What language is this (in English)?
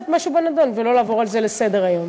Hebrew